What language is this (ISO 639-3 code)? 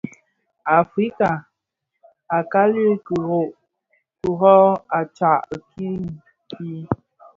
ksf